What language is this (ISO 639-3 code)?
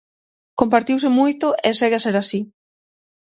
glg